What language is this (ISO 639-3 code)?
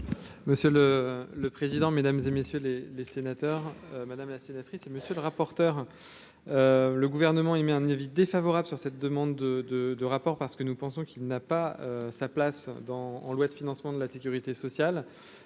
fra